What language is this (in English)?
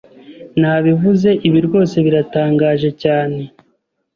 Kinyarwanda